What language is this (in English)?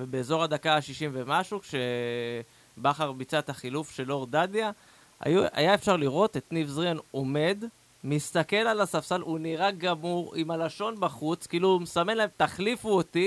Hebrew